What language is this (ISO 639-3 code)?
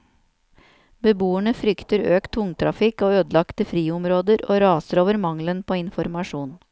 nor